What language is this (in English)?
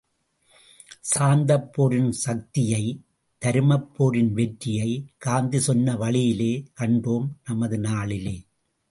Tamil